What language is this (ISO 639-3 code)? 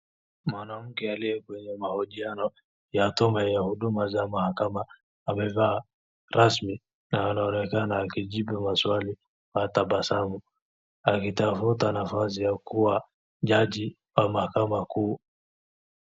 swa